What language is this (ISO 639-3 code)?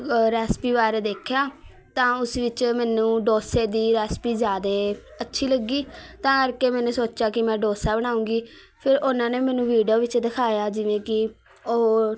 pan